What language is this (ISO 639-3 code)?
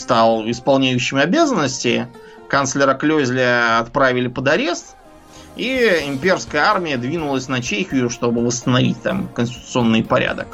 rus